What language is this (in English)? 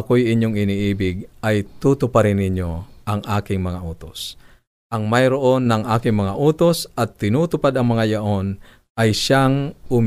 Filipino